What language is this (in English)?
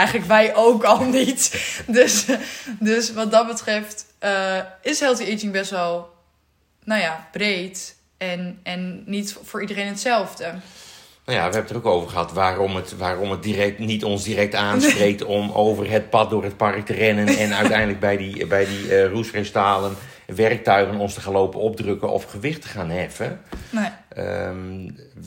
Dutch